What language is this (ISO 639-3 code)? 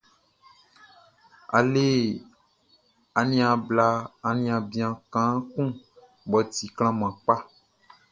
bci